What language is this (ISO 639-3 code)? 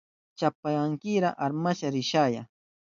qup